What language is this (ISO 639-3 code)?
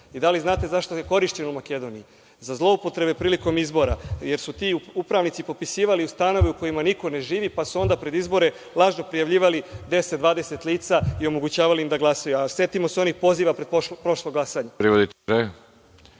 srp